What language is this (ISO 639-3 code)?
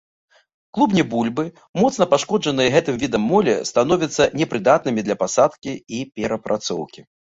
bel